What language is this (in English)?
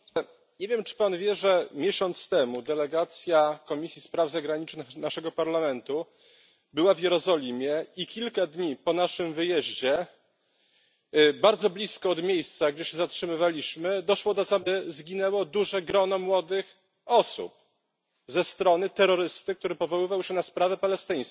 Polish